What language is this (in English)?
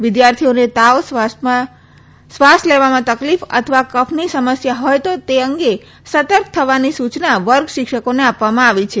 Gujarati